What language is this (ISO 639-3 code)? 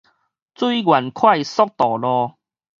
nan